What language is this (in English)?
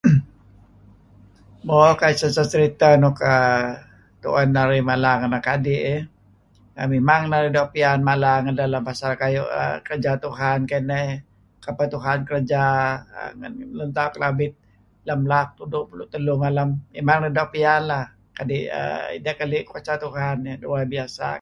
Kelabit